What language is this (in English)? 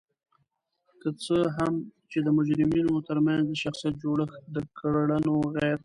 Pashto